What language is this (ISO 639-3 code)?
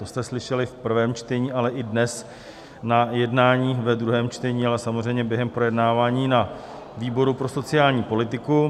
ces